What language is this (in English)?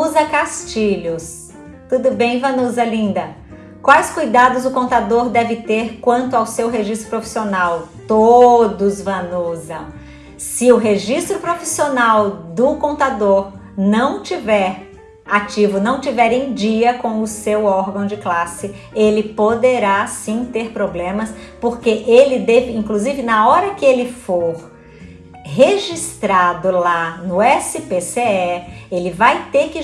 Portuguese